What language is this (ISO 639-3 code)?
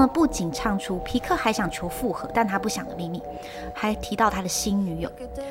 zho